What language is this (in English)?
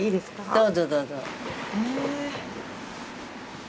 Japanese